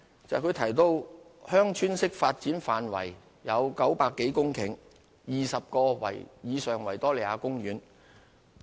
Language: Cantonese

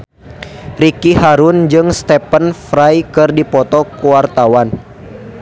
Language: Sundanese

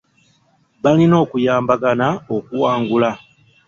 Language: Ganda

